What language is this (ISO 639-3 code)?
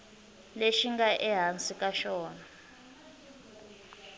tso